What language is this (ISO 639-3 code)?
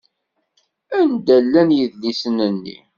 kab